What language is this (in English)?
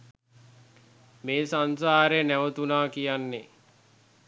Sinhala